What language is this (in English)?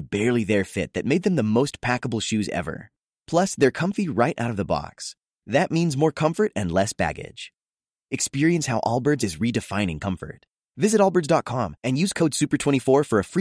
Filipino